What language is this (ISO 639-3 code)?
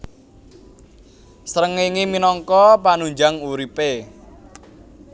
jav